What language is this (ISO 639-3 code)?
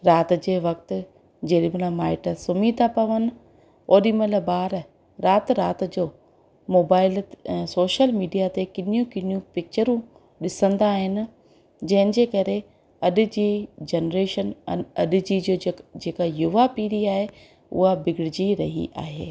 snd